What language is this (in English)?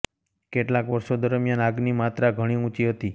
Gujarati